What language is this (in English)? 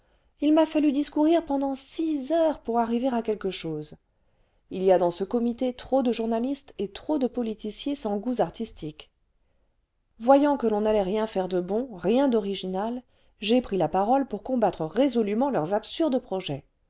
French